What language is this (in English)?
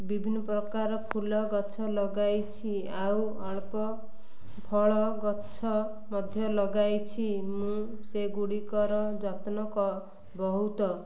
Odia